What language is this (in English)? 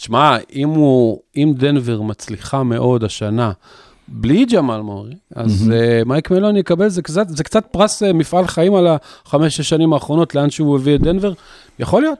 Hebrew